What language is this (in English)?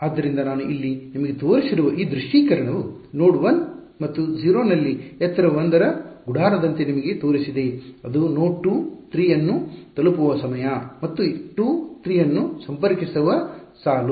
Kannada